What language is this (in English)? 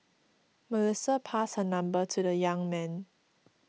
English